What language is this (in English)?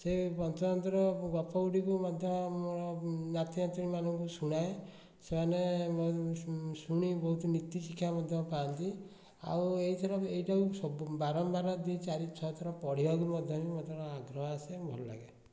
Odia